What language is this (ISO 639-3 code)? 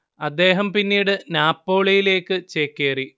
mal